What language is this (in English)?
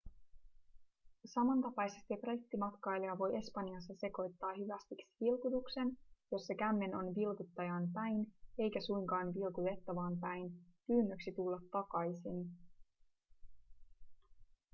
Finnish